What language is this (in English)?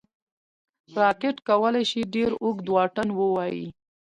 Pashto